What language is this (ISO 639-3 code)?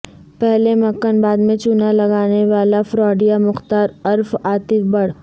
urd